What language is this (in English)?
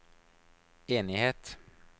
Norwegian